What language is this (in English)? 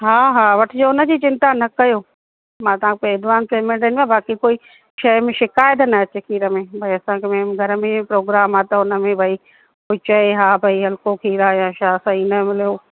Sindhi